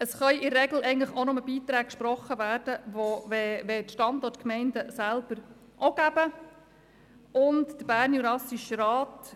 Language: Swiss German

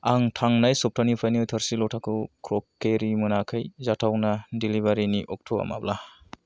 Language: Bodo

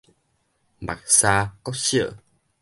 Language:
Min Nan Chinese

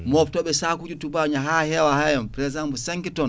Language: Fula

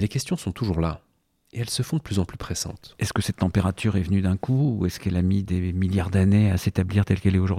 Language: French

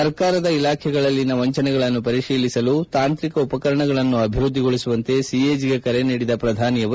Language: Kannada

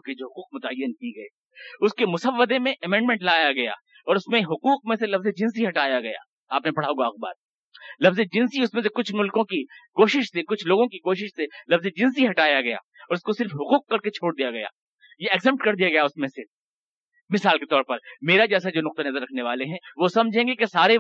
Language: Urdu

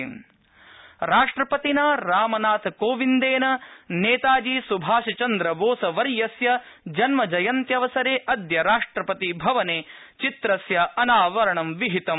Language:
Sanskrit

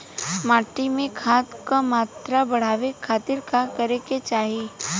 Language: Bhojpuri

